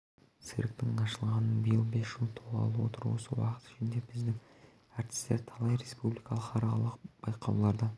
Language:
Kazakh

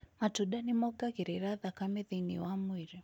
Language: Kikuyu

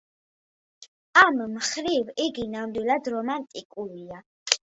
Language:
Georgian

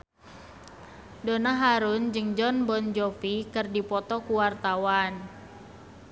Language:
Sundanese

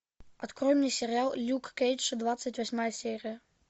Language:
Russian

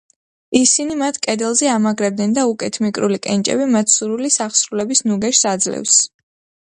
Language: Georgian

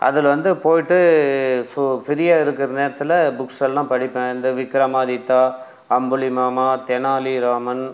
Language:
Tamil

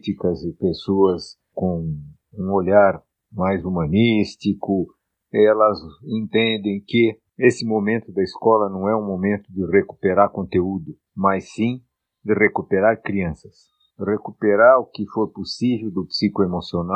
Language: Portuguese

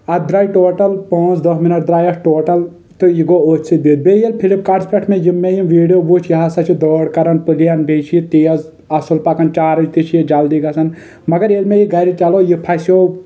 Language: Kashmiri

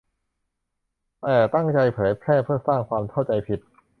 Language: Thai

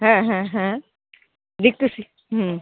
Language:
Bangla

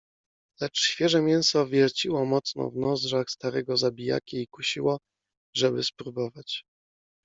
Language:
Polish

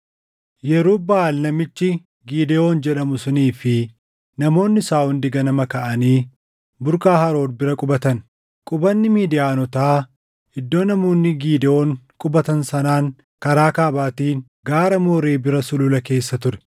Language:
Oromo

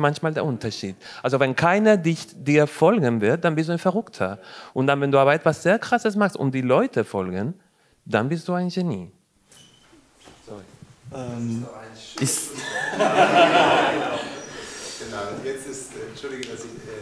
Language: German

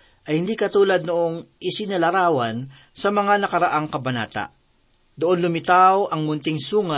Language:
Filipino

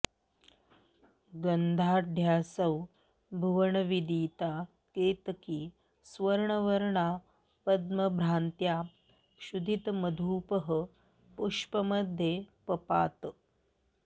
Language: Sanskrit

